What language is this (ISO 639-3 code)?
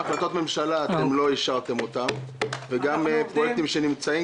heb